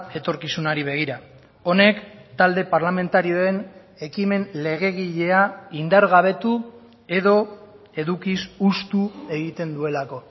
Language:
Basque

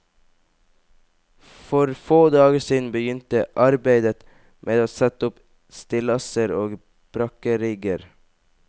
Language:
Norwegian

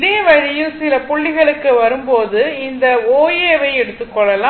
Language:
Tamil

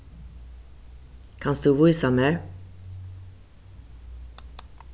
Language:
Faroese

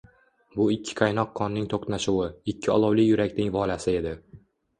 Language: Uzbek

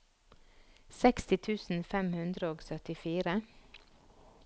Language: Norwegian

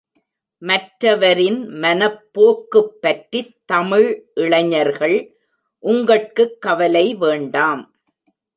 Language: Tamil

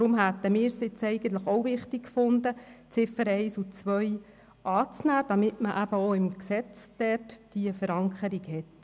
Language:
Swiss German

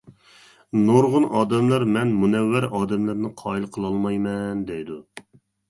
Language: Uyghur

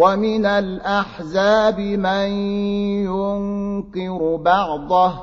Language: Arabic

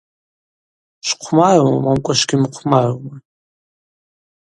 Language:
Abaza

